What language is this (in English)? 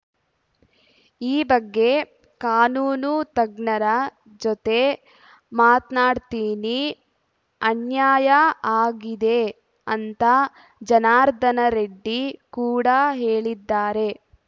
Kannada